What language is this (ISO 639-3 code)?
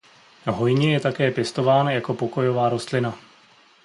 ces